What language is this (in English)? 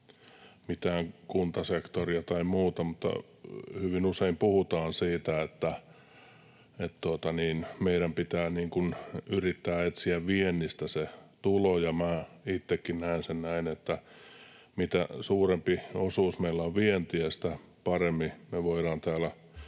Finnish